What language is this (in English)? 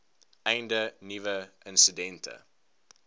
Afrikaans